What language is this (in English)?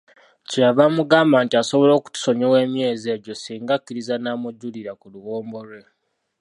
Ganda